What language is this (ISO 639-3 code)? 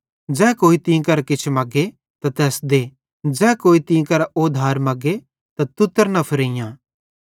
bhd